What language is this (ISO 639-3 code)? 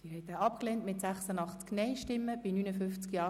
gsw